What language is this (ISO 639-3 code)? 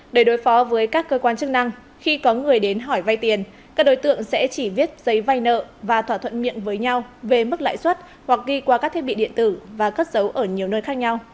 vie